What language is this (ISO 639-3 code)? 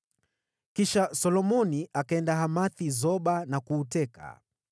swa